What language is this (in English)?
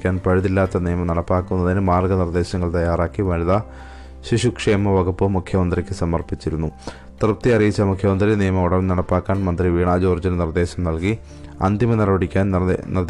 Malayalam